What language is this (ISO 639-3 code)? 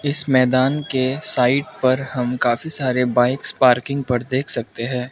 hin